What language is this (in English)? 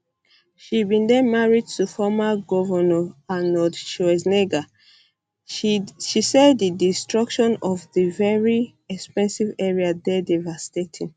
Nigerian Pidgin